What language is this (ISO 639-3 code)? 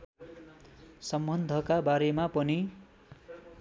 nep